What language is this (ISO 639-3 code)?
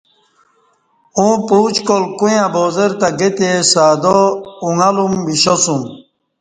bsh